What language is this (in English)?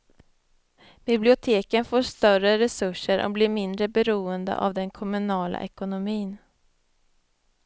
Swedish